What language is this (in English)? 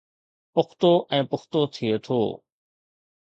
Sindhi